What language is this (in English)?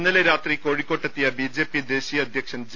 Malayalam